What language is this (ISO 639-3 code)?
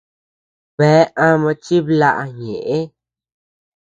cux